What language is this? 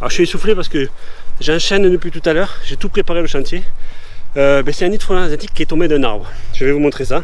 French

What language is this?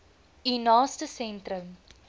Afrikaans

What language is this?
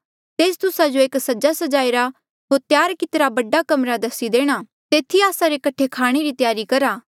Mandeali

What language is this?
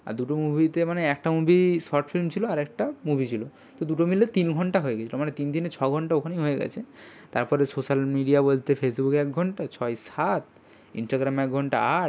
Bangla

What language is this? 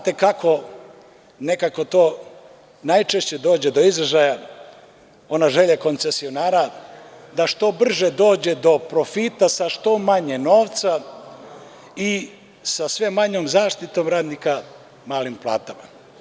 Serbian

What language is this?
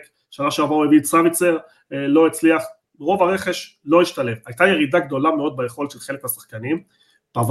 Hebrew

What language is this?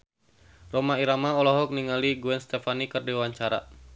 Sundanese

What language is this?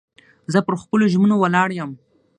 Pashto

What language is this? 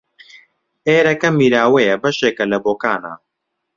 Central Kurdish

